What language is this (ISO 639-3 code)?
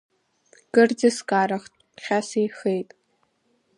abk